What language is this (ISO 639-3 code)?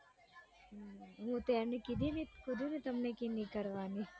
guj